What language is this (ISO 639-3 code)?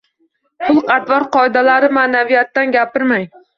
uzb